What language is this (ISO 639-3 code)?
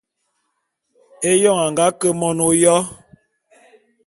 bum